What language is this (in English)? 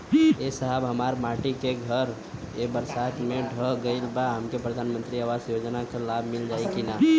Bhojpuri